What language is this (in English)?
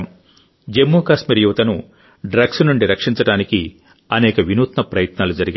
Telugu